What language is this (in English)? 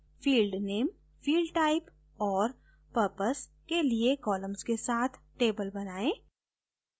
Hindi